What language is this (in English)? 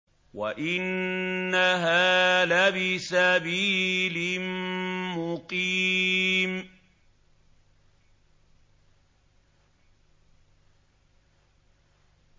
Arabic